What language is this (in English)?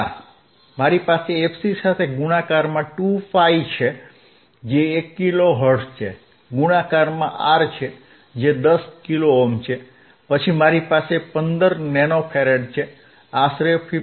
Gujarati